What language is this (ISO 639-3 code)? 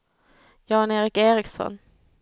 swe